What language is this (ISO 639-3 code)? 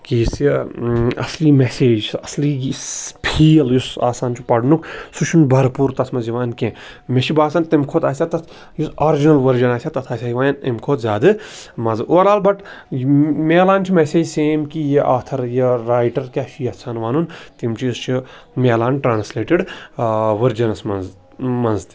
kas